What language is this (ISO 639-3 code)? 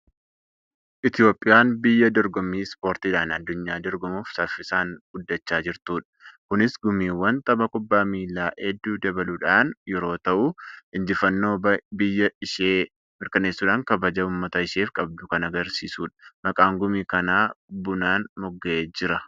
orm